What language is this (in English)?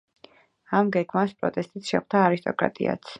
Georgian